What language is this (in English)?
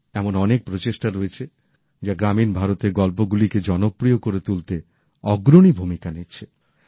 Bangla